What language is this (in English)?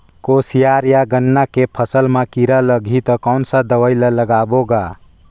Chhattisgarhi